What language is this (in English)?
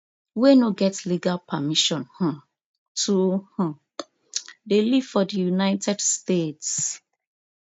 Nigerian Pidgin